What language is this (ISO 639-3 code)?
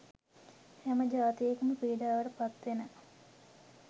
sin